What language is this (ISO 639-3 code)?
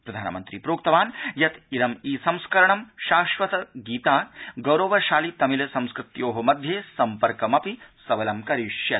san